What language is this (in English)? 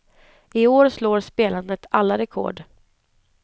Swedish